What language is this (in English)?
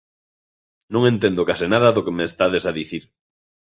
Galician